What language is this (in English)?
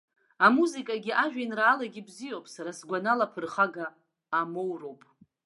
Abkhazian